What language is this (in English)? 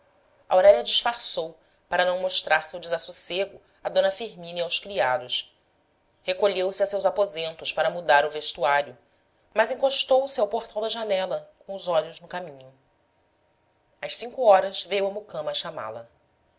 Portuguese